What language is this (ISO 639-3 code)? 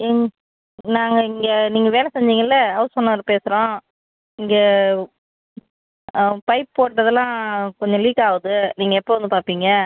tam